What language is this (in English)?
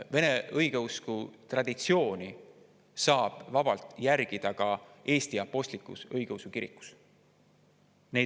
Estonian